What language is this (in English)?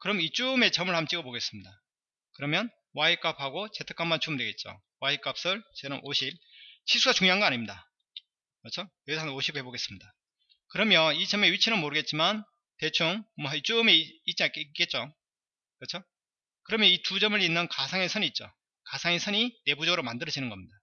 Korean